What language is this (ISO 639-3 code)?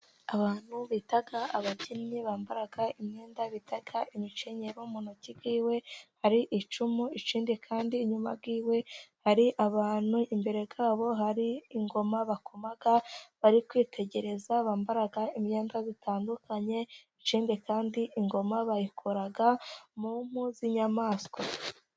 kin